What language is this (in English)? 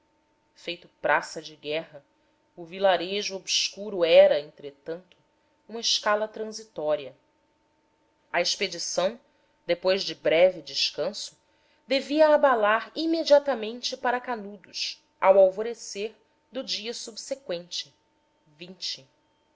Portuguese